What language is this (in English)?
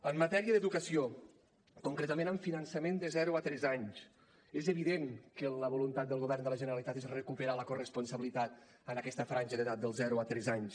Catalan